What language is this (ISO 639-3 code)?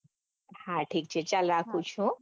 guj